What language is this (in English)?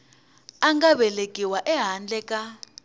Tsonga